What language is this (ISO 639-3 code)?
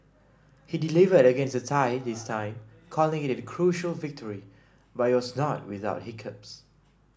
eng